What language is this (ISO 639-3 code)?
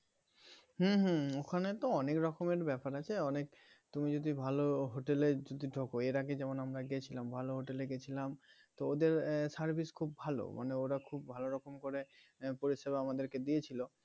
ben